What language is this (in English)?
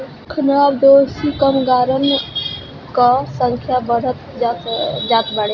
Bhojpuri